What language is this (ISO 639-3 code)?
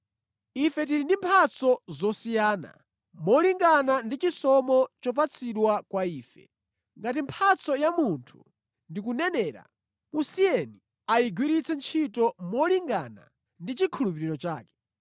nya